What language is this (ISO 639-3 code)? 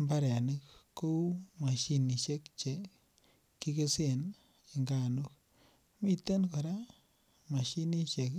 kln